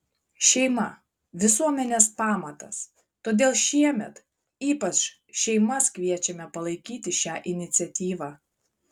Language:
Lithuanian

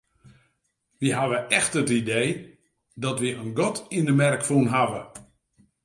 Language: Western Frisian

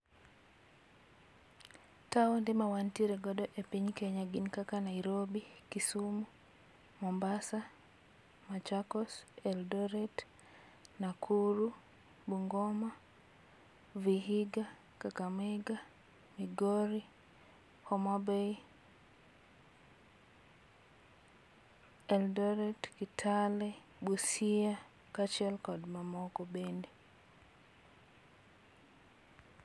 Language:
Luo (Kenya and Tanzania)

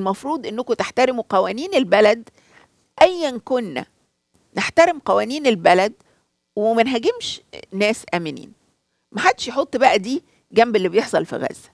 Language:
Arabic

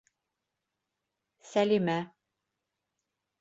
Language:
Bashkir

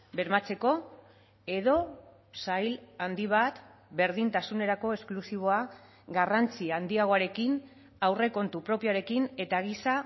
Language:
Basque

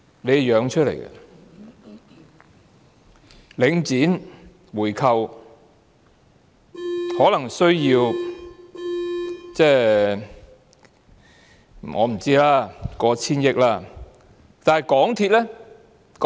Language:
Cantonese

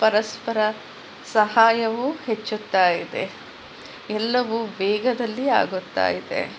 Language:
Kannada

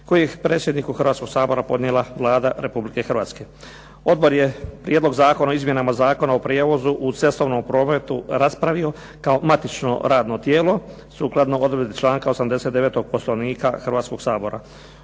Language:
Croatian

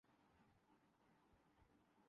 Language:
Urdu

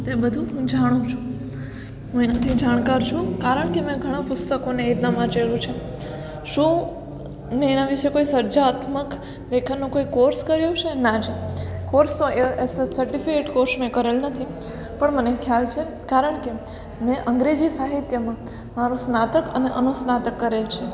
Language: Gujarati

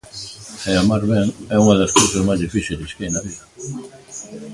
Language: Galician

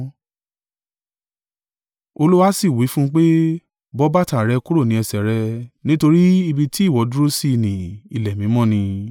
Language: Yoruba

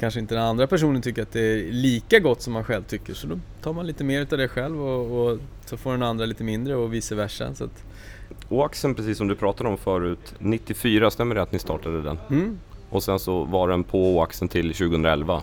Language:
Swedish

